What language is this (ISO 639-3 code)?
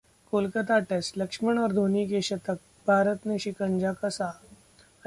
hin